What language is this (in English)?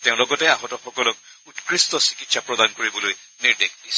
Assamese